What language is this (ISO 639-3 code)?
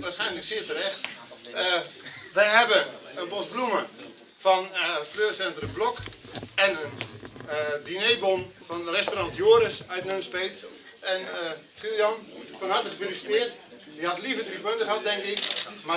nld